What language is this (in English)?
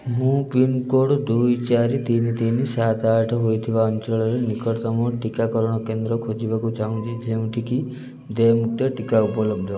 Odia